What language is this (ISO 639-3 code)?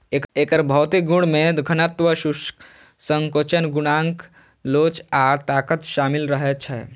mai